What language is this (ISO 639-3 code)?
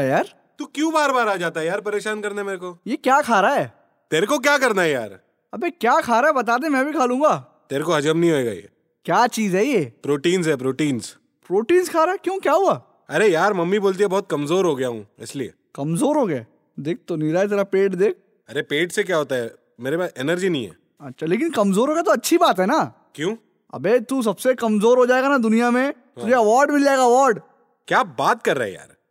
hin